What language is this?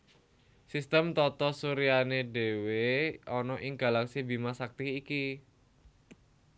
Javanese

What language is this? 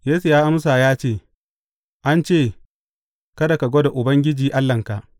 Hausa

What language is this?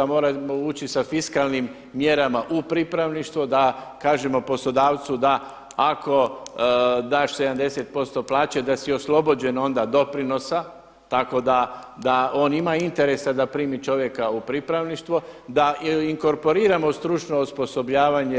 Croatian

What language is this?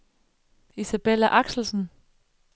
Danish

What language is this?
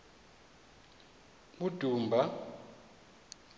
Xhosa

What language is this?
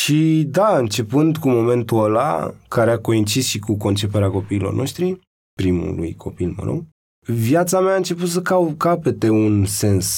Romanian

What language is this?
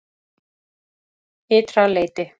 Icelandic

